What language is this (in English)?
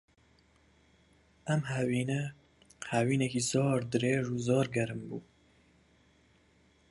Central Kurdish